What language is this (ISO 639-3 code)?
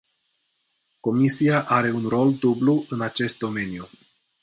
ron